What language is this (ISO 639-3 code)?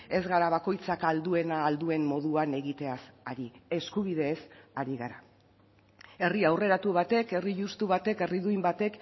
eus